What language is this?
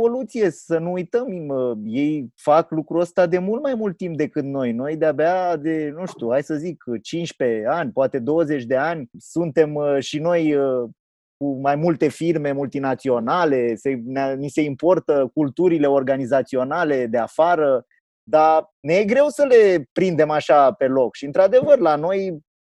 Romanian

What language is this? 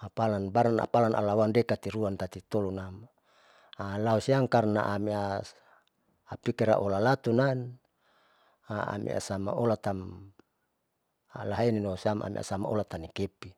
Saleman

